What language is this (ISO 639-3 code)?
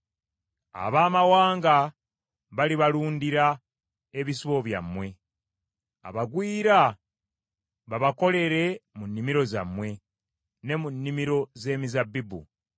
lug